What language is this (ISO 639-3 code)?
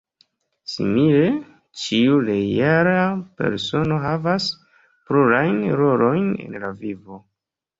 epo